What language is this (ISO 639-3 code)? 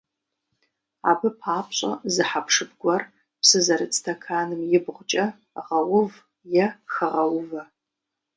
kbd